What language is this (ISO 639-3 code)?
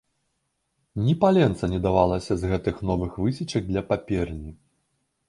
bel